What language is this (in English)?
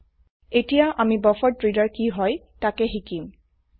Assamese